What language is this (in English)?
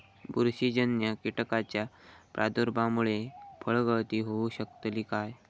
Marathi